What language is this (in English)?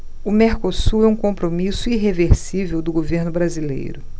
Portuguese